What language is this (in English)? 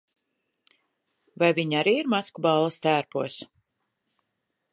Latvian